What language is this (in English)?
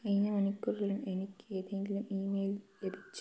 Malayalam